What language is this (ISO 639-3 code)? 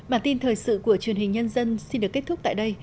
vie